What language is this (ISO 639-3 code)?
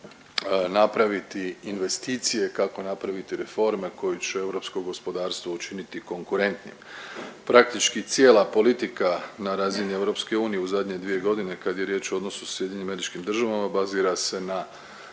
hrv